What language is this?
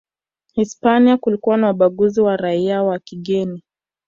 Swahili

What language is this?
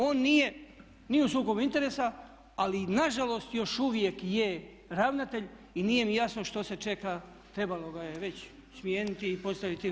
Croatian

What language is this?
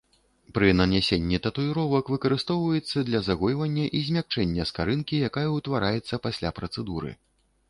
Belarusian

